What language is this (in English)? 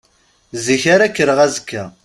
Kabyle